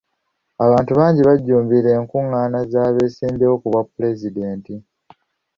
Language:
Ganda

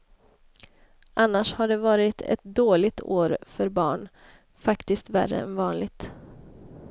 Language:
Swedish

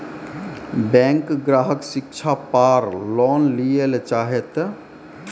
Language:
Maithili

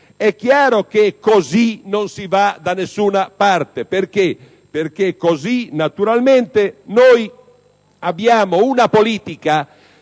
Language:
Italian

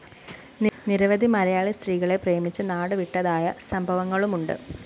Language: Malayalam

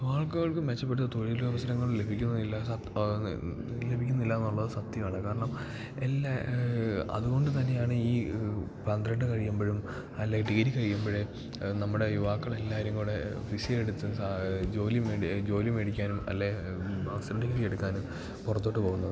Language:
Malayalam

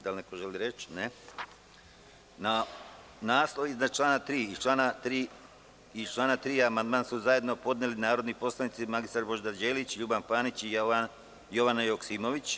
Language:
Serbian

